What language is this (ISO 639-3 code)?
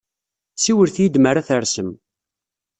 kab